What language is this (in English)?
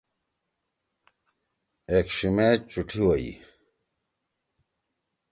Torwali